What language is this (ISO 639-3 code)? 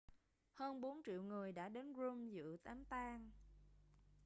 vie